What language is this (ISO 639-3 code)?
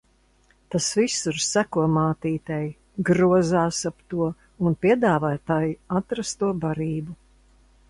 lav